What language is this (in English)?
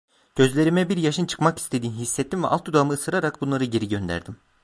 Turkish